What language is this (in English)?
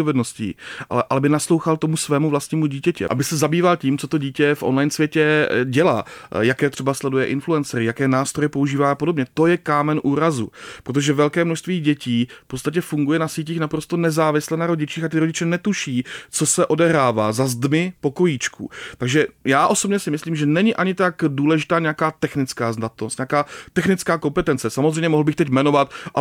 Czech